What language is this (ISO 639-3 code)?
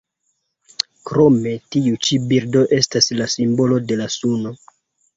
epo